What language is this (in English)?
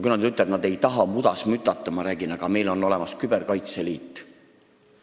Estonian